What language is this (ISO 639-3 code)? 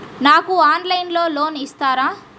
tel